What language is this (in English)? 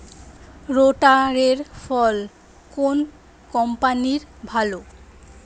Bangla